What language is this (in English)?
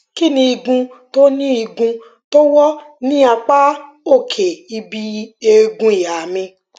Yoruba